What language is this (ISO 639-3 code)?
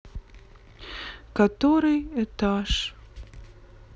rus